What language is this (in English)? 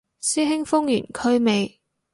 Cantonese